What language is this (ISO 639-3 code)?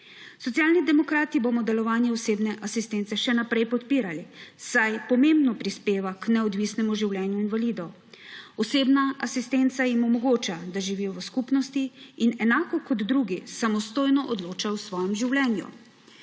slv